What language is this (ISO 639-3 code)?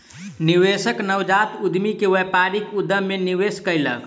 mai